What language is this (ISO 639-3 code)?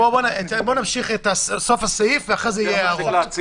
heb